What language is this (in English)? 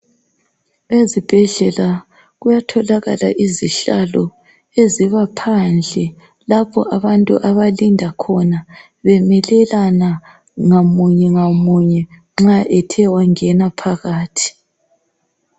North Ndebele